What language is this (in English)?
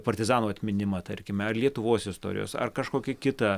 Lithuanian